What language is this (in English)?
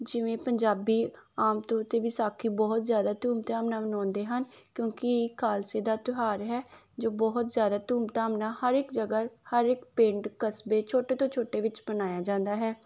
Punjabi